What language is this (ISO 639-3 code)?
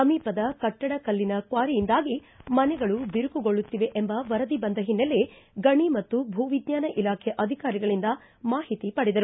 kan